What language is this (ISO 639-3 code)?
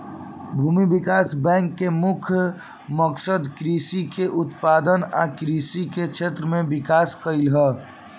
bho